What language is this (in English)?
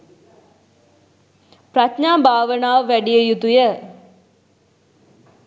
Sinhala